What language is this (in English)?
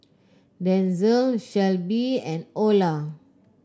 English